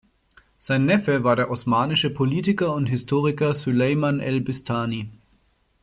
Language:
German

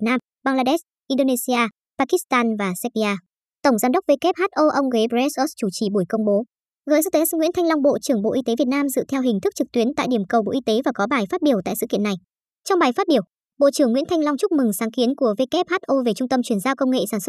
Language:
Vietnamese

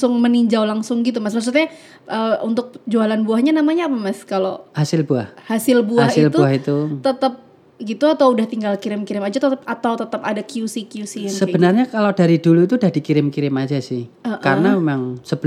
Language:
Indonesian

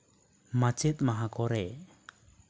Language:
Santali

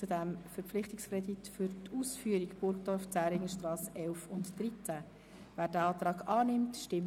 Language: Swiss German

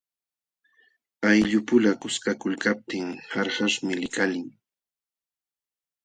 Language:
Jauja Wanca Quechua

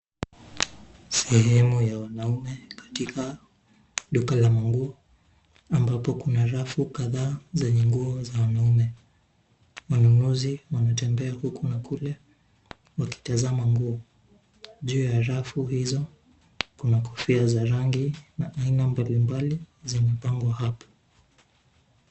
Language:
Swahili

